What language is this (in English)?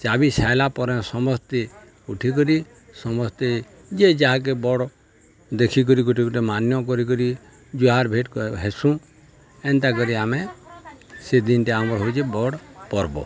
Odia